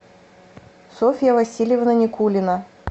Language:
Russian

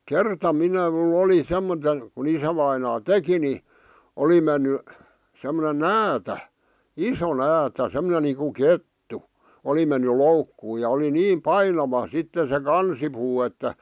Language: Finnish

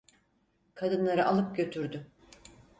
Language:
Turkish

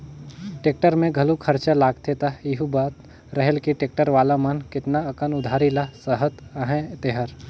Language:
Chhattisgarhi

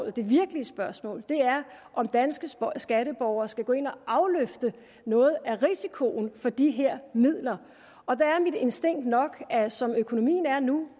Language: Danish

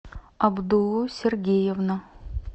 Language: Russian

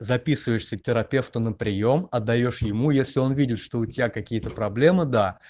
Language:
Russian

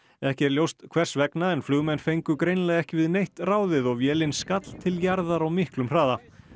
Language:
Icelandic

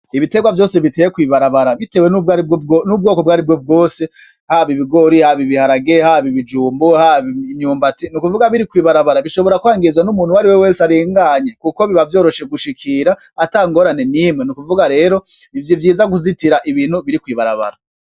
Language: Rundi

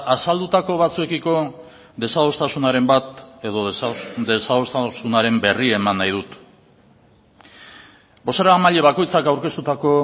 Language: Basque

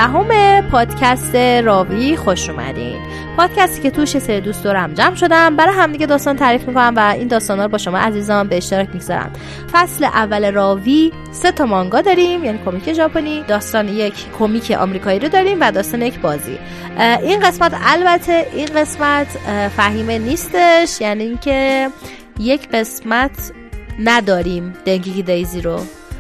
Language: Persian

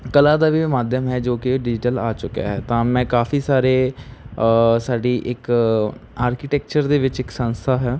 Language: Punjabi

